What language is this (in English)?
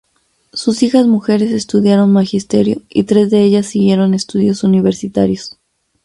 Spanish